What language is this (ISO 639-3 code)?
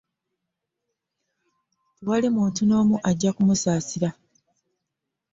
lug